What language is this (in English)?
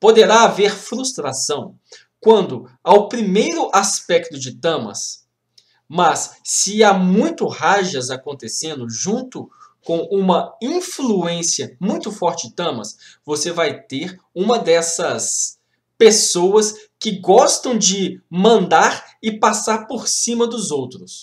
Portuguese